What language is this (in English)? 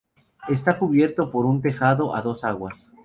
Spanish